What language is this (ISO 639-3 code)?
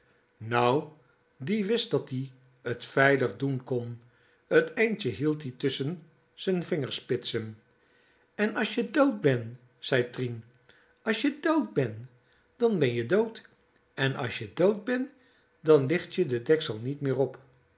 nld